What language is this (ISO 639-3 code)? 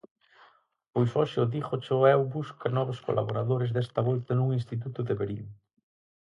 glg